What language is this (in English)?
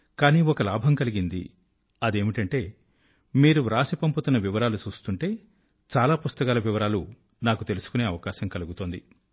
Telugu